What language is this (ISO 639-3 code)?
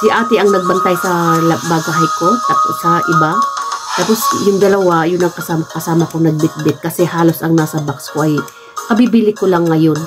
fil